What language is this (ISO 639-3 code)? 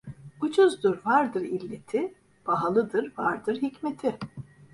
tur